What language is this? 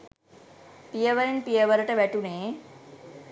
Sinhala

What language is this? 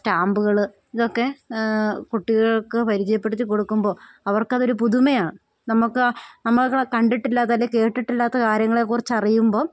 Malayalam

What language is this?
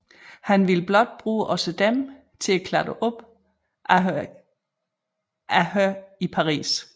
Danish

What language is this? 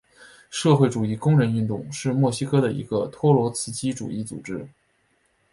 Chinese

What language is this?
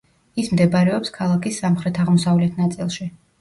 Georgian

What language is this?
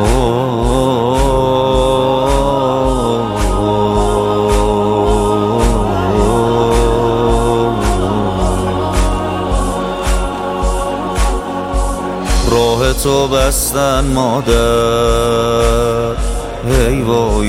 Persian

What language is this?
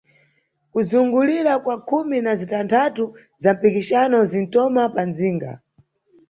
Nyungwe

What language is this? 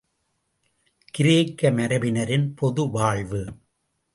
Tamil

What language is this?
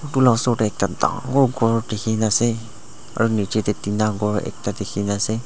Naga Pidgin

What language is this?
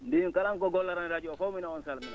Fula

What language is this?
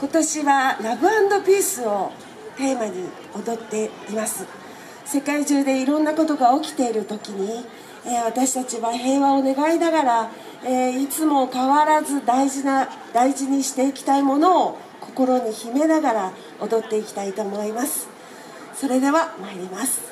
Japanese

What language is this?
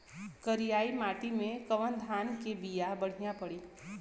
Bhojpuri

